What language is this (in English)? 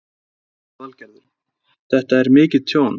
Icelandic